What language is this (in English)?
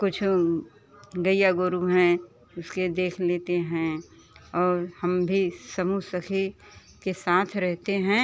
Hindi